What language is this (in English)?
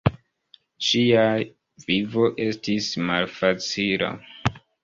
Esperanto